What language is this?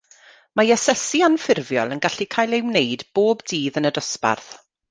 Welsh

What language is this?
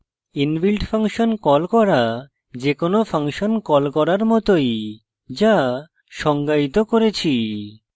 Bangla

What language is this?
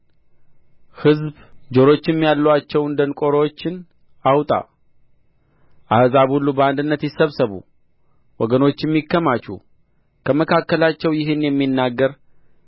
Amharic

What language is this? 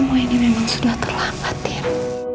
Indonesian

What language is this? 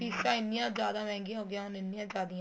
Punjabi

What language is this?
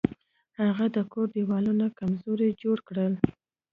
Pashto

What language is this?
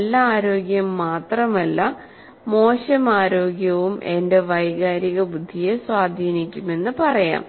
Malayalam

